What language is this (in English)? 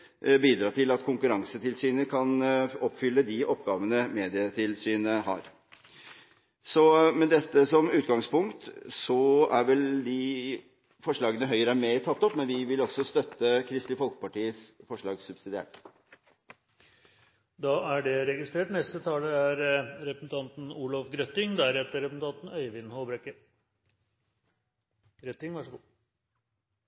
Norwegian Bokmål